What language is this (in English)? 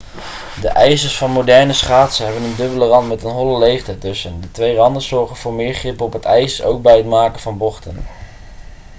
Dutch